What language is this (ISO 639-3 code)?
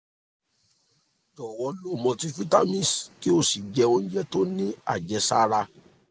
yor